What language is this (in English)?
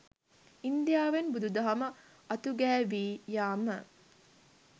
Sinhala